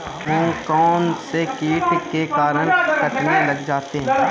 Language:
Hindi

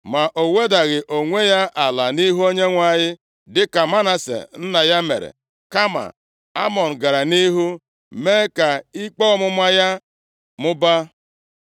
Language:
Igbo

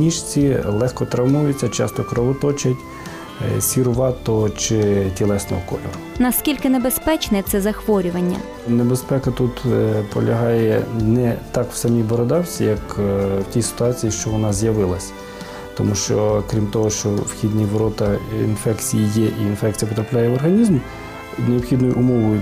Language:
Ukrainian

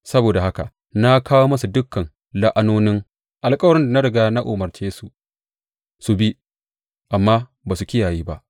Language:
Hausa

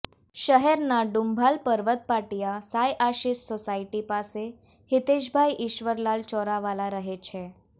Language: Gujarati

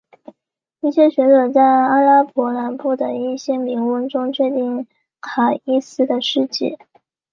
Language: Chinese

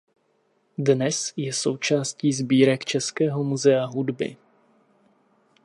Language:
Czech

